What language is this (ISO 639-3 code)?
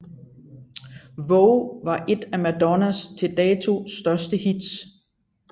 dan